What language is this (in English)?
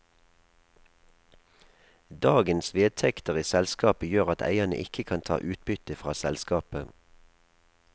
Norwegian